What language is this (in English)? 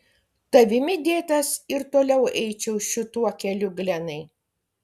Lithuanian